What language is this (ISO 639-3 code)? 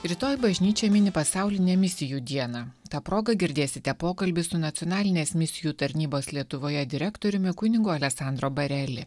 lit